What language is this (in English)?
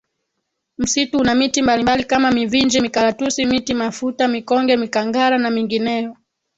Swahili